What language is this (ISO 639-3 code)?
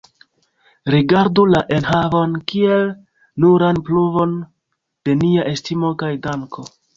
epo